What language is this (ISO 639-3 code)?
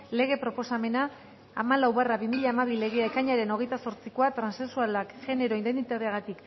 eus